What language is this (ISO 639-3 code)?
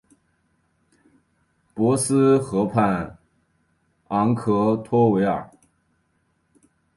zho